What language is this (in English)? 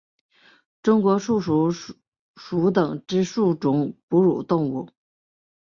Chinese